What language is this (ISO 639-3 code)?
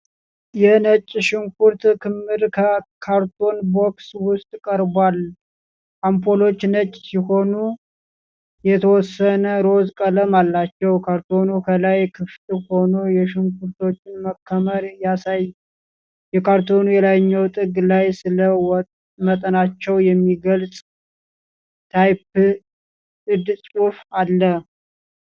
amh